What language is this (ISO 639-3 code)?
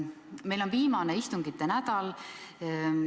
est